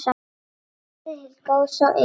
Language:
Icelandic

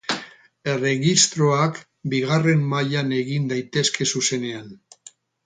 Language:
Basque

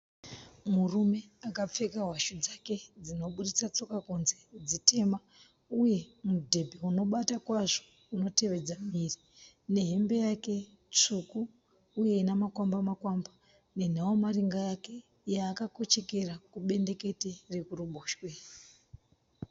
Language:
Shona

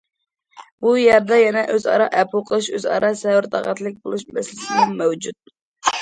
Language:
Uyghur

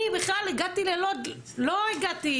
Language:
Hebrew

